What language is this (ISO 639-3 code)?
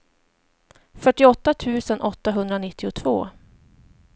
swe